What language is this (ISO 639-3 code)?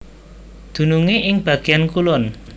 jav